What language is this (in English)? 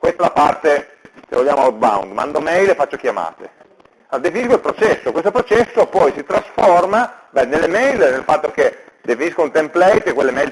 Italian